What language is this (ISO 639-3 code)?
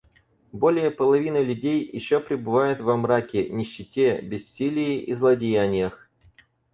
rus